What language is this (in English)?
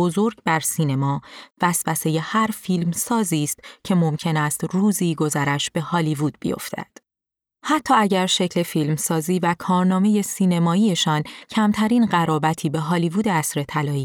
Persian